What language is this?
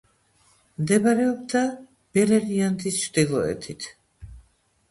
Georgian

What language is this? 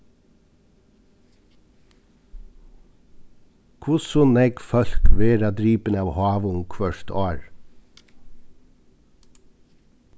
Faroese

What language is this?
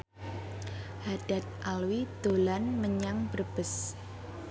Javanese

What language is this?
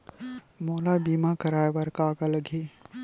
Chhattisgarhi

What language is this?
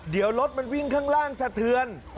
Thai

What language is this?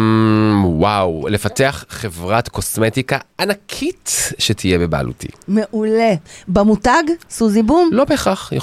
Hebrew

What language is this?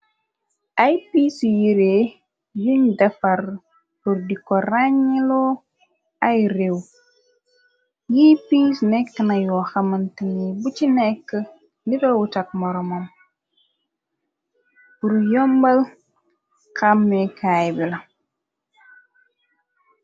Wolof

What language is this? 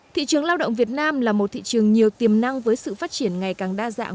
Vietnamese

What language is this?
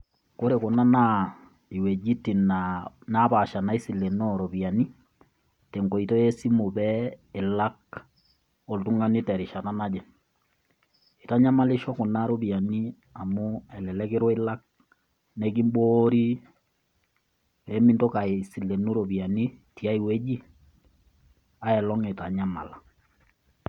Masai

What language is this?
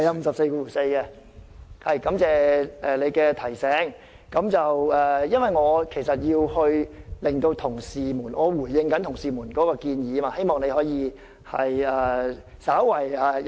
Cantonese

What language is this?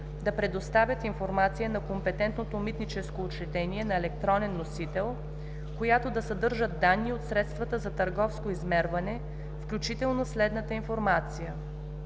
Bulgarian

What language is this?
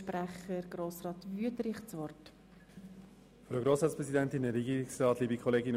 Swiss German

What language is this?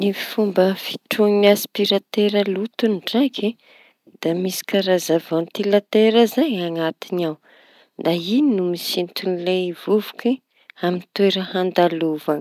Tanosy Malagasy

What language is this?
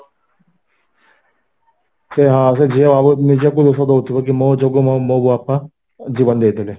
Odia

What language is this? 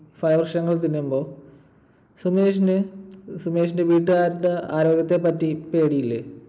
Malayalam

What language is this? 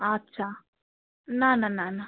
Bangla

